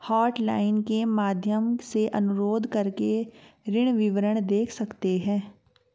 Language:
Hindi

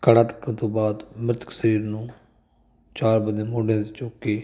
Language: Punjabi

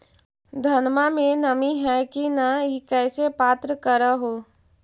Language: Magahi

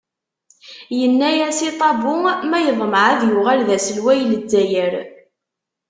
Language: Kabyle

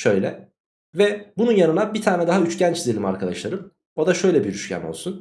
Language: Turkish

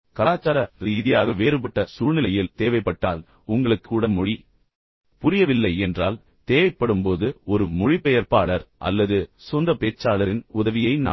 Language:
Tamil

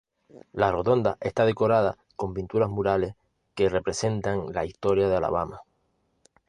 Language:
Spanish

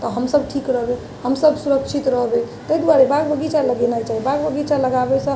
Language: Maithili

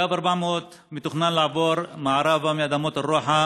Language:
Hebrew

